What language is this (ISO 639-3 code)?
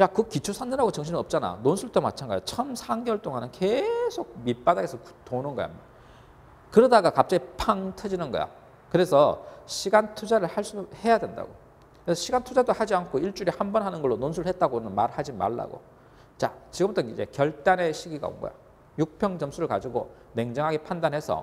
kor